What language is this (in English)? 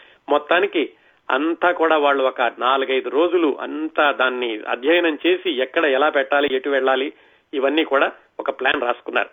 Telugu